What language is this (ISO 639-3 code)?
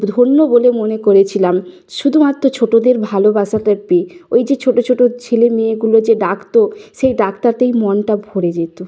ben